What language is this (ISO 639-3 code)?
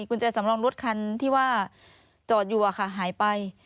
tha